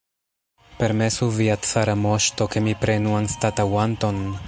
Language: Esperanto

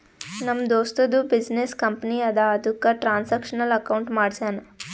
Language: Kannada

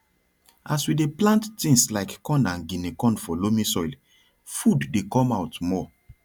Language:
Nigerian Pidgin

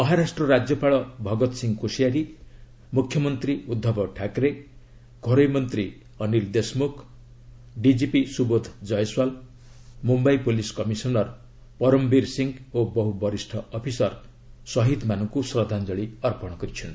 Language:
Odia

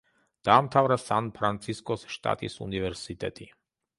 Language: Georgian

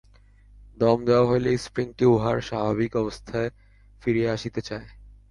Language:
Bangla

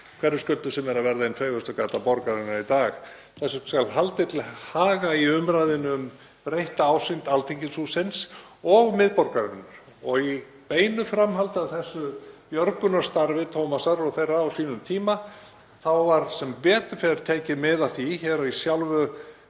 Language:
Icelandic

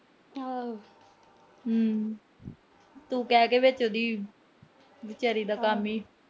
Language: Punjabi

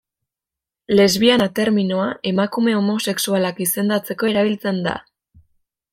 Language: Basque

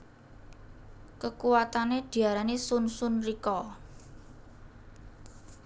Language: Javanese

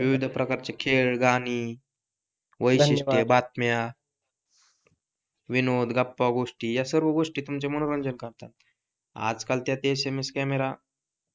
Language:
Marathi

